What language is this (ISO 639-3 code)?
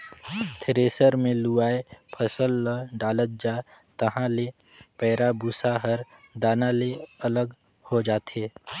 hne